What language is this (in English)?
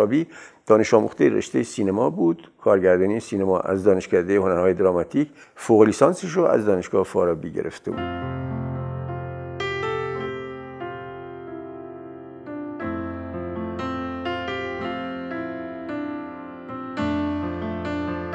Persian